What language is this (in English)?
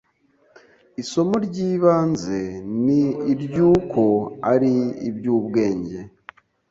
Kinyarwanda